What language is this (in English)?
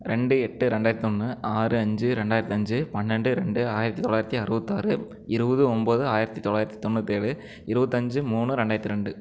Tamil